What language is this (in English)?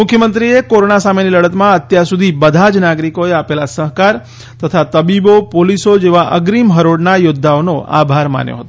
Gujarati